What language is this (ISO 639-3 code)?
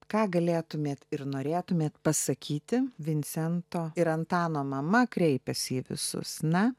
lit